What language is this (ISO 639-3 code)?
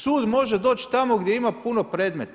hrv